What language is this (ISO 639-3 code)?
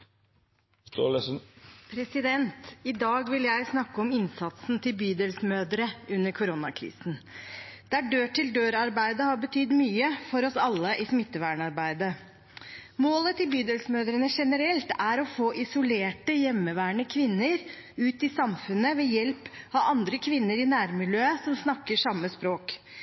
nob